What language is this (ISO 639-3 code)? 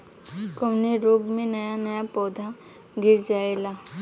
bho